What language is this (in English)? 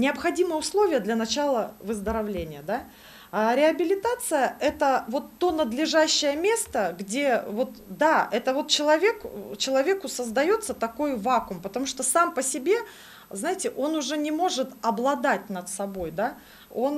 Russian